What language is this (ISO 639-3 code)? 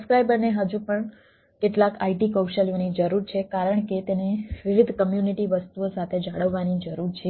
guj